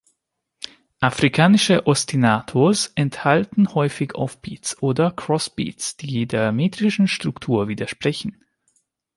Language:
German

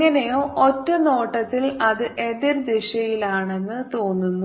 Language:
Malayalam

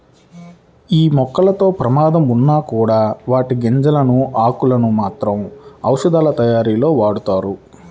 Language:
Telugu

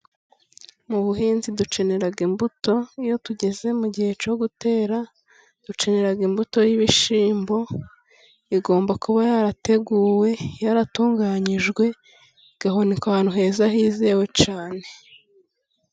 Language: Kinyarwanda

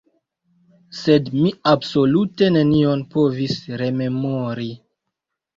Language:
Esperanto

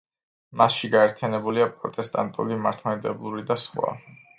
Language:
Georgian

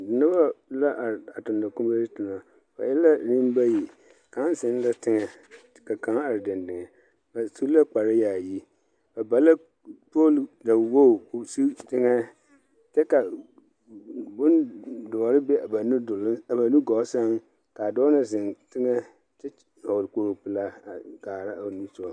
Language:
Southern Dagaare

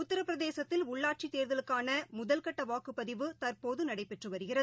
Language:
Tamil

